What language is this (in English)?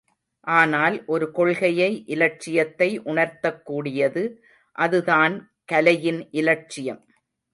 Tamil